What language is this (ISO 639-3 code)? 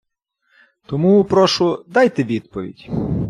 ukr